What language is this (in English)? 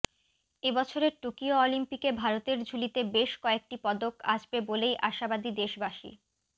Bangla